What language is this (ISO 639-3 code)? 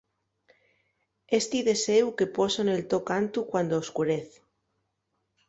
ast